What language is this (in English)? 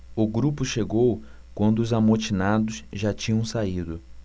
Portuguese